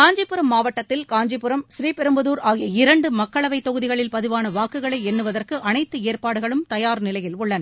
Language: Tamil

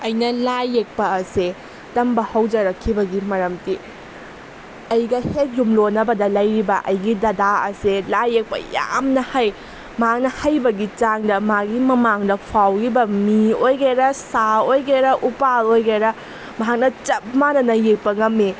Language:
Manipuri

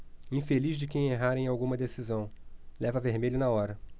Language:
Portuguese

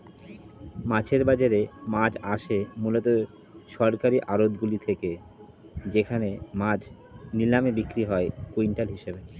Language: Bangla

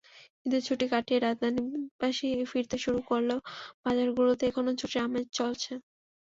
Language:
Bangla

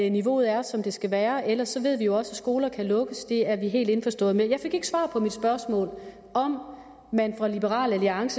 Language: Danish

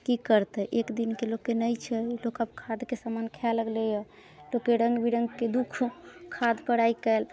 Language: Maithili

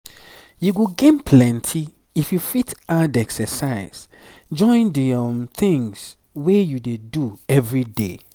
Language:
Nigerian Pidgin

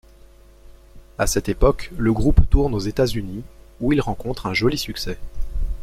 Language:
French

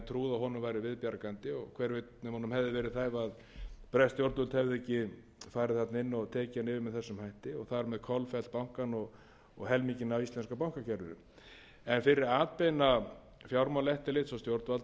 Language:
Icelandic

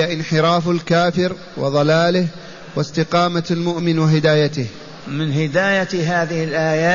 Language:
Arabic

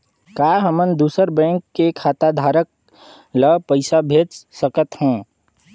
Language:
Chhattisgarhi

